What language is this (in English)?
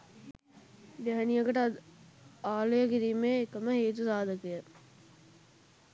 Sinhala